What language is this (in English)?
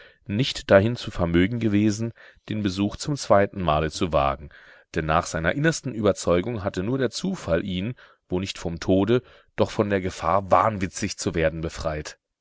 German